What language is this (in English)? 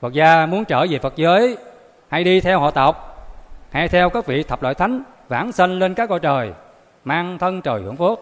Vietnamese